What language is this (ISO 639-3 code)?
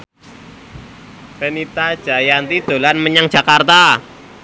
jav